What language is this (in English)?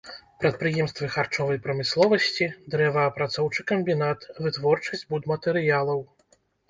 Belarusian